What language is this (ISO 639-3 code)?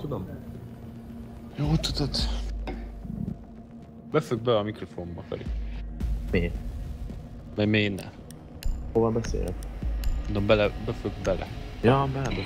hun